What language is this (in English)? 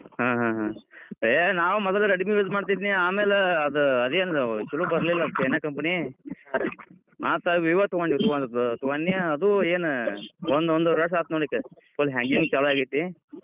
Kannada